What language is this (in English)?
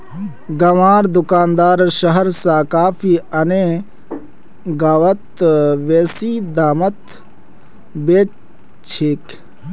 Magahi